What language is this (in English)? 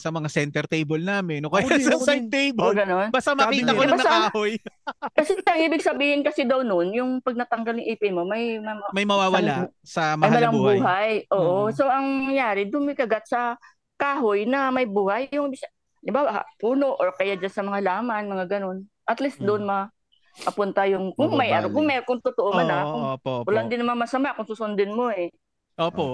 Filipino